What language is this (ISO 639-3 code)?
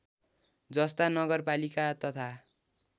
nep